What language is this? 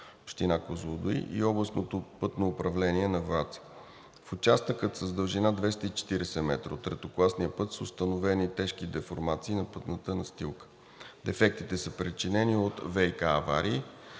Bulgarian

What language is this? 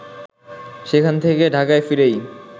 Bangla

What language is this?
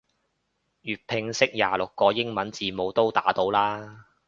Cantonese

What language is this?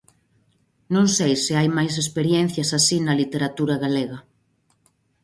Galician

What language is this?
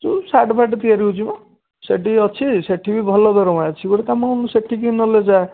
Odia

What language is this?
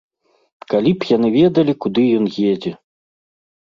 Belarusian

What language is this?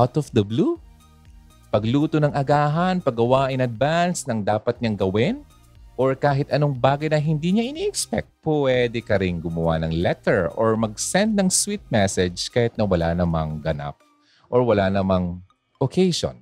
Filipino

